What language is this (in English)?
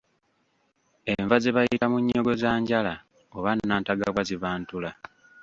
Ganda